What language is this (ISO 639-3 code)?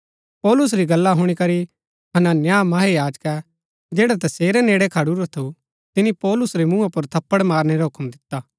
gbk